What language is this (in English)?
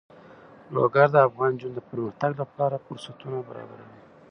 Pashto